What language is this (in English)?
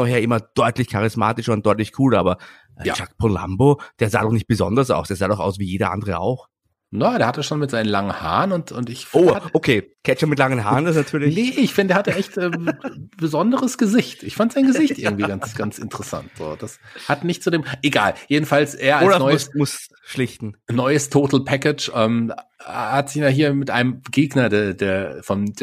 German